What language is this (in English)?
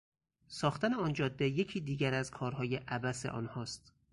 Persian